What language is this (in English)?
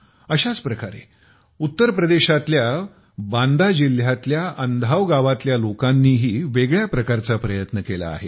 Marathi